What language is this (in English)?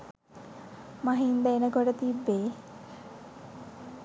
Sinhala